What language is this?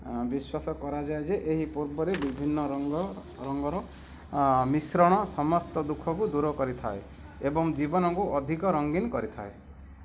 Odia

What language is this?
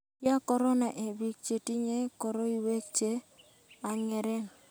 Kalenjin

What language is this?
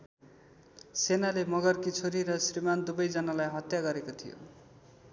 Nepali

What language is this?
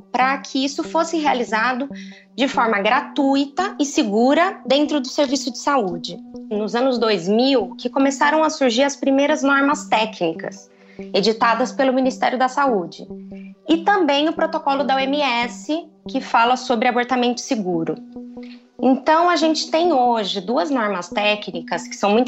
Portuguese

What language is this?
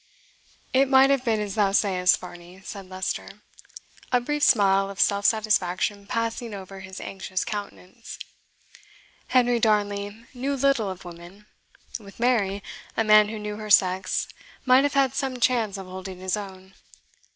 English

